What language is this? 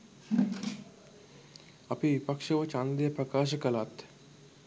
Sinhala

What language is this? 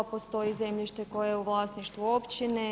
Croatian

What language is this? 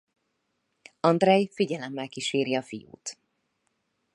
Hungarian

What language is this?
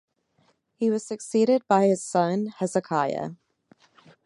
English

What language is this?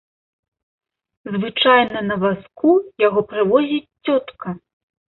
Belarusian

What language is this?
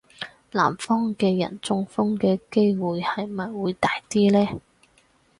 Cantonese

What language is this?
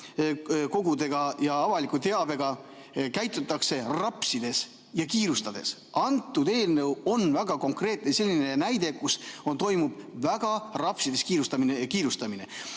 Estonian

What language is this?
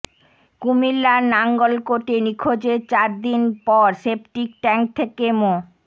Bangla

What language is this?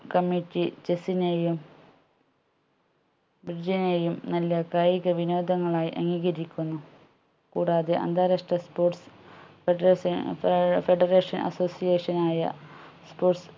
Malayalam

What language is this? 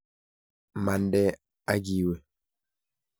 Kalenjin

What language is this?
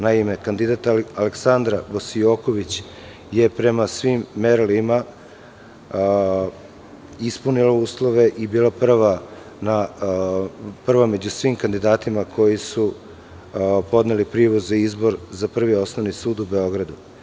Serbian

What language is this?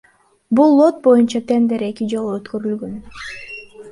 Kyrgyz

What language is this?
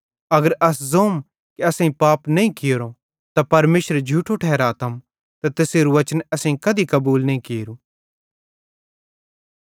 Bhadrawahi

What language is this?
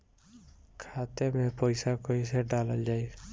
Bhojpuri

